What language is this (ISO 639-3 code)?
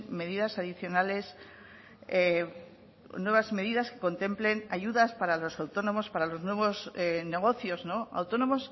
spa